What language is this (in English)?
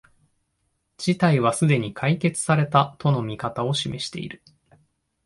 Japanese